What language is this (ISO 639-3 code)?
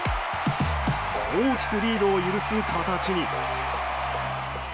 jpn